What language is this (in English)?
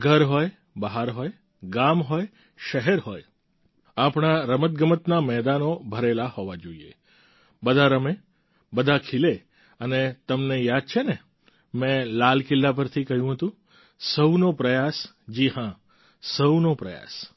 Gujarati